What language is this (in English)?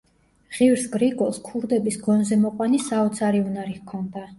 Georgian